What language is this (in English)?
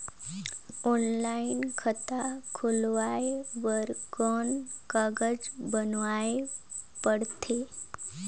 Chhattisgarhi